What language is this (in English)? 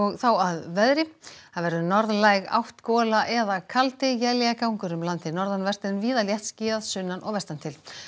Icelandic